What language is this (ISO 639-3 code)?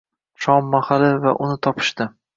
uzb